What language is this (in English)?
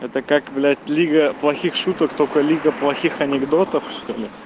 Russian